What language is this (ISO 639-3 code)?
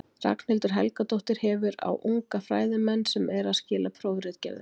isl